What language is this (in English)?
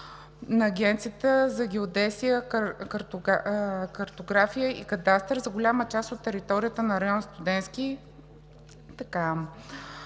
Bulgarian